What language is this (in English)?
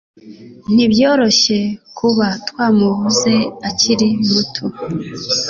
Kinyarwanda